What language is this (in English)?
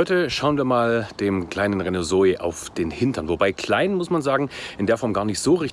German